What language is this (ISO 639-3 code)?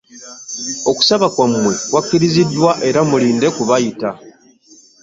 lug